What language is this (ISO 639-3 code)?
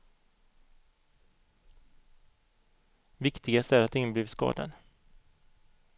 swe